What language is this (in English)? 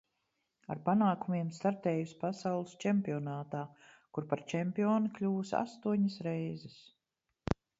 Latvian